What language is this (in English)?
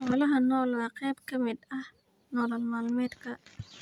Somali